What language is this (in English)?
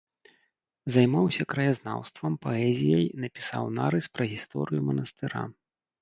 Belarusian